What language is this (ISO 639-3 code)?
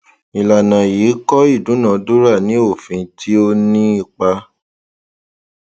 yor